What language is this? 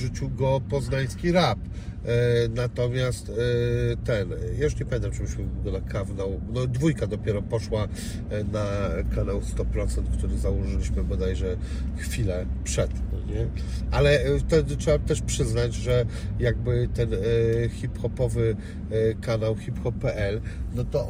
Polish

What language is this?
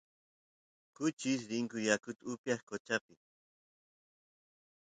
Santiago del Estero Quichua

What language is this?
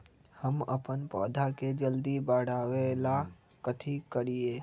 Magahi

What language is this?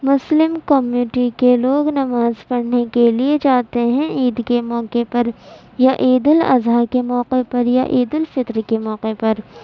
Urdu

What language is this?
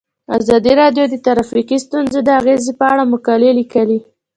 Pashto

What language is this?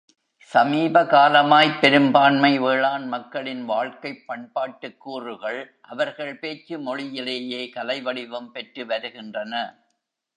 Tamil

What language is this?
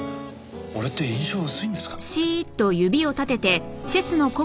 Japanese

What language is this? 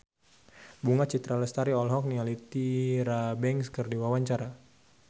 Sundanese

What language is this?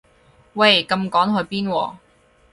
Cantonese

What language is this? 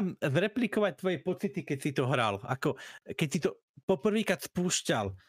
Czech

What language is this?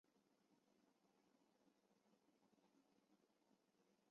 Chinese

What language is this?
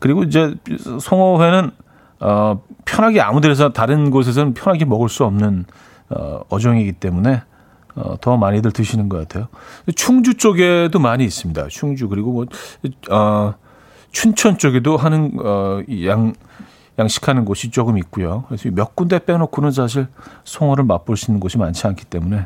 Korean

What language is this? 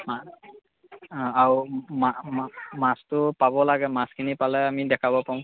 Assamese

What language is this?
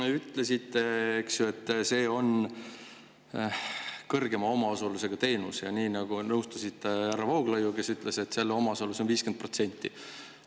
Estonian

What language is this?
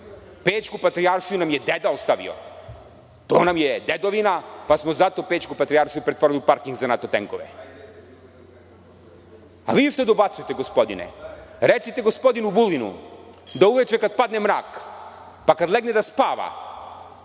Serbian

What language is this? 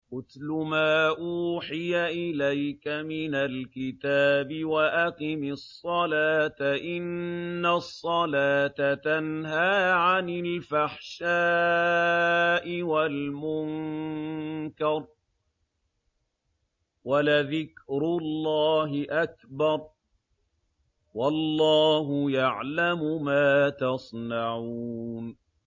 Arabic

